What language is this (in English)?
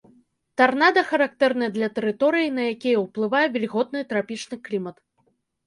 Belarusian